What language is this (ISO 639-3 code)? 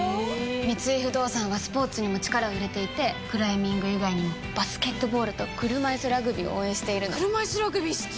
jpn